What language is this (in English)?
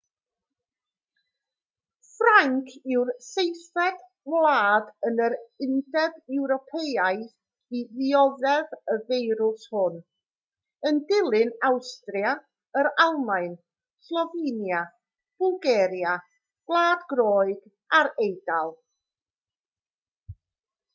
Welsh